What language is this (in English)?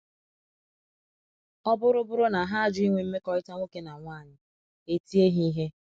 Igbo